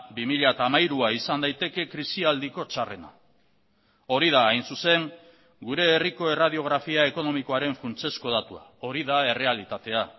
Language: Basque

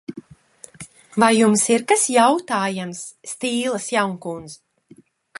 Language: Latvian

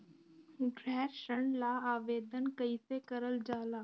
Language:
Bhojpuri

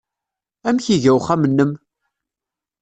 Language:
Kabyle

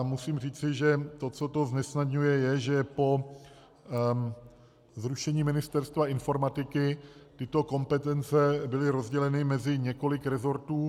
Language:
Czech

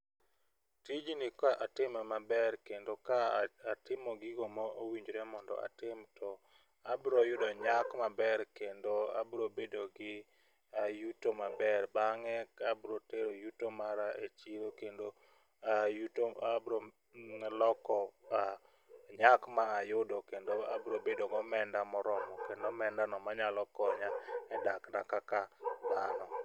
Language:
Luo (Kenya and Tanzania)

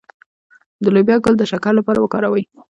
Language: Pashto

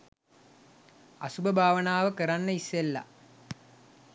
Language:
Sinhala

